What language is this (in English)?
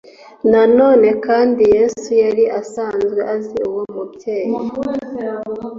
Kinyarwanda